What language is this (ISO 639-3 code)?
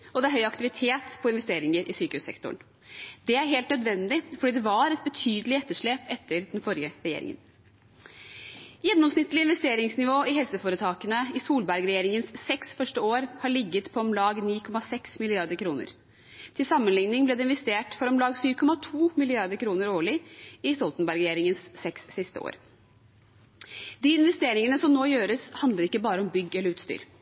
nob